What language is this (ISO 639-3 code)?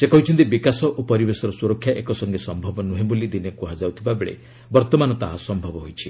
ori